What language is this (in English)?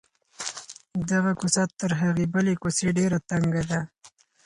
Pashto